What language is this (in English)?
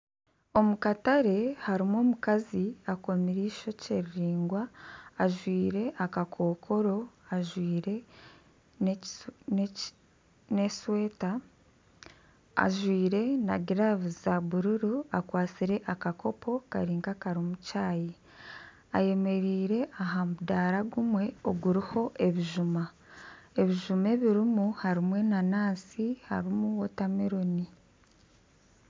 Nyankole